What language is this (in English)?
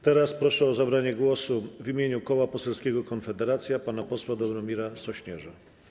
Polish